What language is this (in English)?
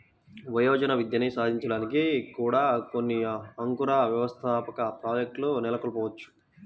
Telugu